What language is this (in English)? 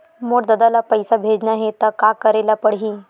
Chhattisgarhi